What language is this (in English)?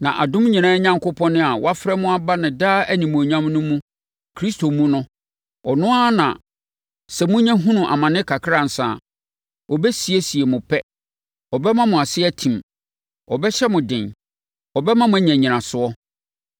Akan